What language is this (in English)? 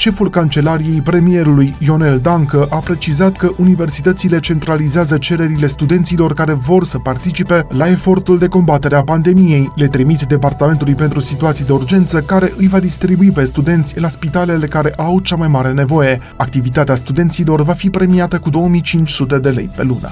Romanian